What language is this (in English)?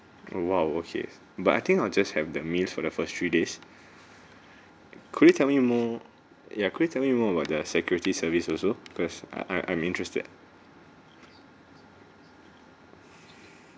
English